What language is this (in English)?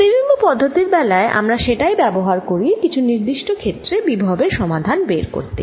Bangla